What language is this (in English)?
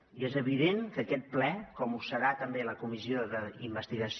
Catalan